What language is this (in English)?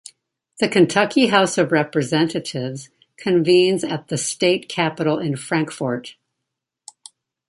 English